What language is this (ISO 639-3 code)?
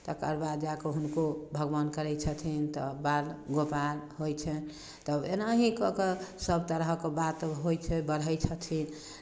mai